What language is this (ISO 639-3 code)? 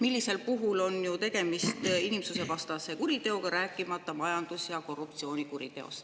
est